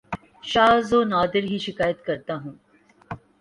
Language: Urdu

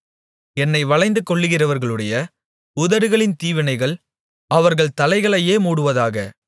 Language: Tamil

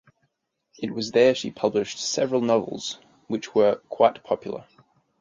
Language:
English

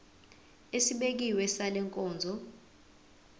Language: Zulu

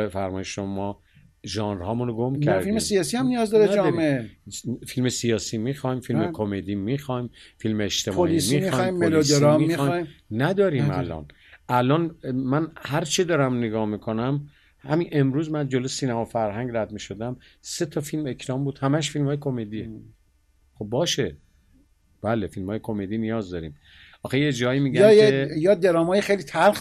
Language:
Persian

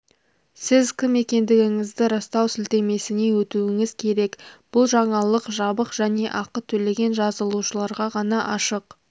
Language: Kazakh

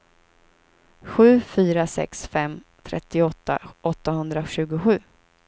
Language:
Swedish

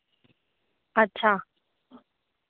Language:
Dogri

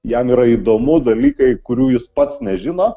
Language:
Lithuanian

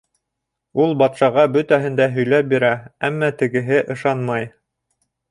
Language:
Bashkir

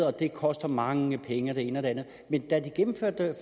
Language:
Danish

